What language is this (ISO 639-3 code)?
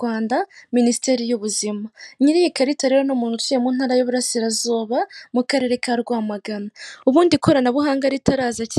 kin